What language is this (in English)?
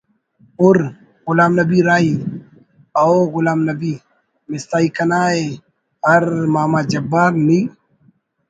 Brahui